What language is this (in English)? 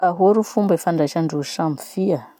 Masikoro Malagasy